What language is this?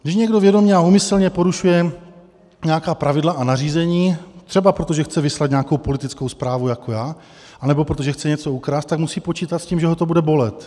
Czech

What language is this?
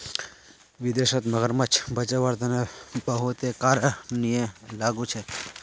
Magahi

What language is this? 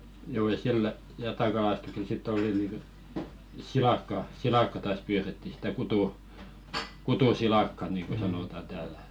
Finnish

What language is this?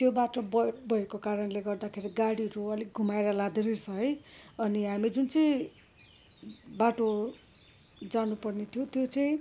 Nepali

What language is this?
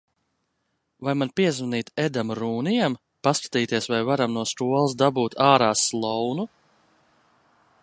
Latvian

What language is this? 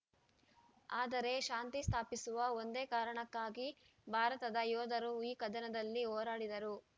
Kannada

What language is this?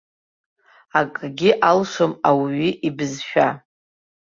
Abkhazian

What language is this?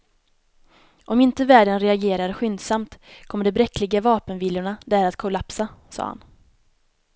Swedish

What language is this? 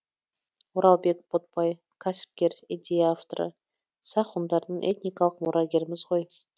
Kazakh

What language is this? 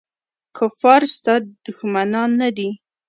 Pashto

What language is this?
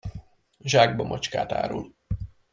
Hungarian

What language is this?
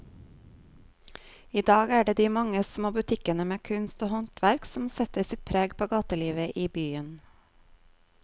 Norwegian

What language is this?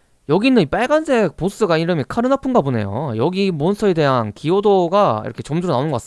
Korean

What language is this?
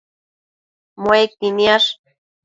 Matsés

